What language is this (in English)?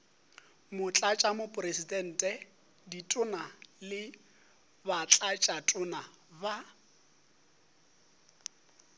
Northern Sotho